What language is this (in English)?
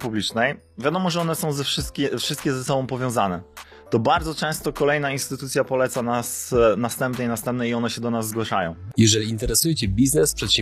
Polish